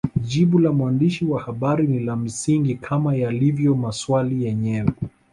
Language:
Swahili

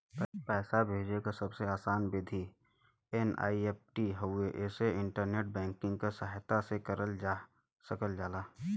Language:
Bhojpuri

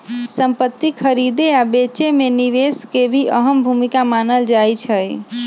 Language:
Magahi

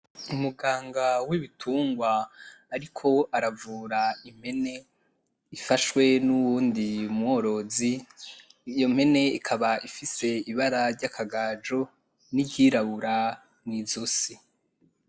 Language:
Rundi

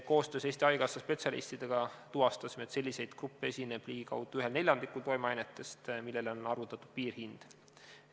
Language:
Estonian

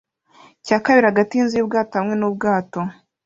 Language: Kinyarwanda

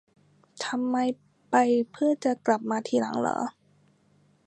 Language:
Thai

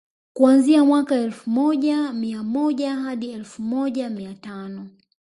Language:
Swahili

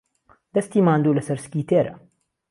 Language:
Central Kurdish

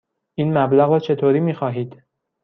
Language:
Persian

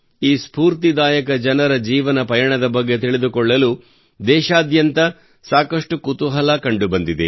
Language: Kannada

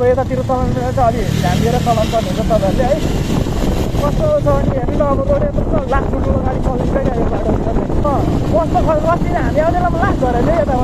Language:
Arabic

